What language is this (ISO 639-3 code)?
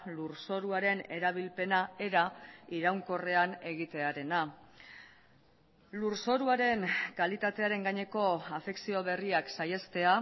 eus